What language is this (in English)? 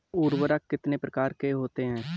Hindi